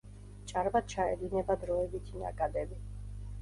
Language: Georgian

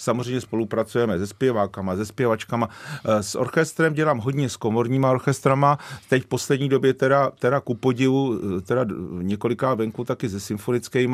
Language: Czech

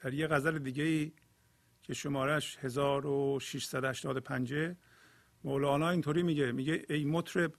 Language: Persian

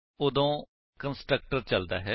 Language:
Punjabi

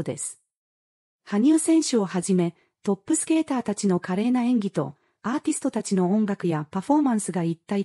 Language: Japanese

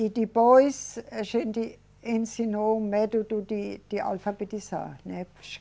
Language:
Portuguese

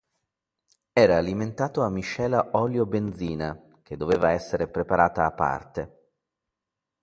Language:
Italian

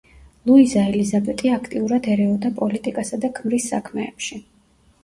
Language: Georgian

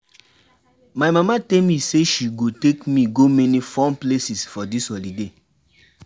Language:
Nigerian Pidgin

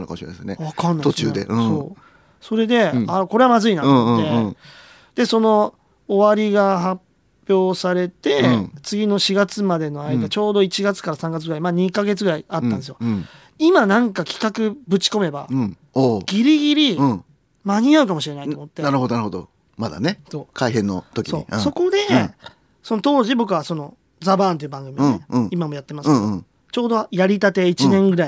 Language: Japanese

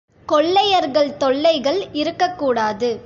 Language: Tamil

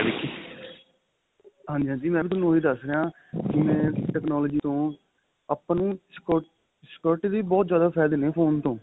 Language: Punjabi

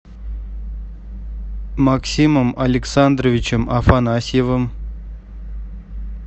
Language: Russian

